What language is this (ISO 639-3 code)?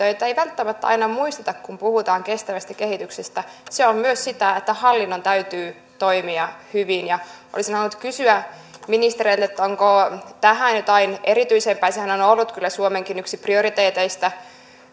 fin